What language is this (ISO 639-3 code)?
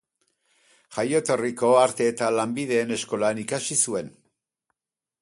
eus